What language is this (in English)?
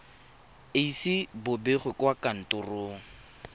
Tswana